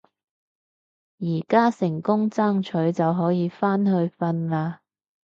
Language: Cantonese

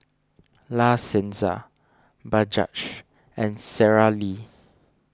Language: English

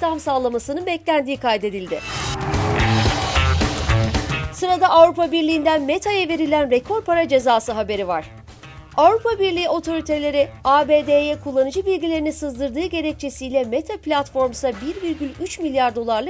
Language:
Turkish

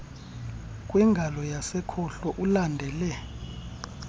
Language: Xhosa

